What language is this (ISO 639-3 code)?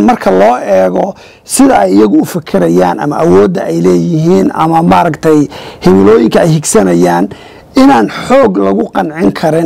ara